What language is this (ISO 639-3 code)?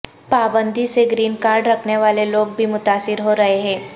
urd